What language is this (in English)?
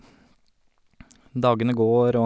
Norwegian